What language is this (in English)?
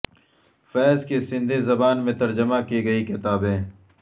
Urdu